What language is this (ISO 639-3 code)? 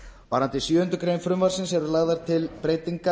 isl